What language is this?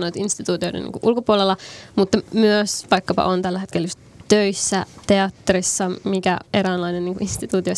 Finnish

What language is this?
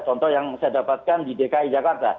Indonesian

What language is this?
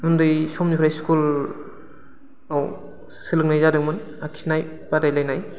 Bodo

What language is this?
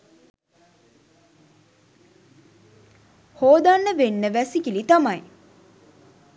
Sinhala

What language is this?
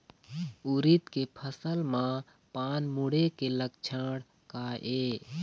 Chhattisgarhi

